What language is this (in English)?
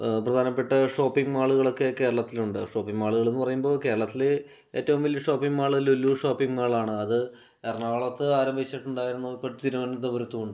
Malayalam